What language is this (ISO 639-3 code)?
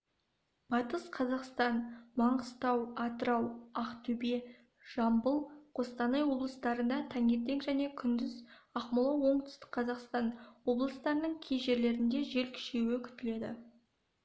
kaz